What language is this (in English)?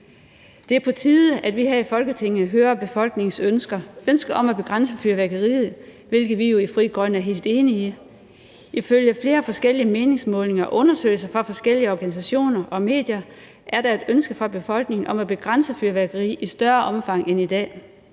Danish